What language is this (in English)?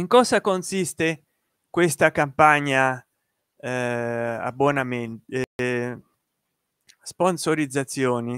Italian